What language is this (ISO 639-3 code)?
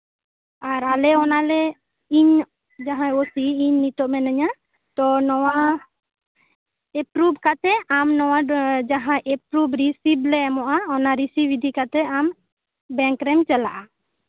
sat